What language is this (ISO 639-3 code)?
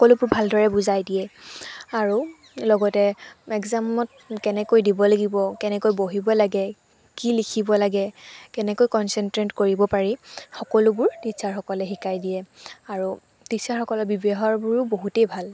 asm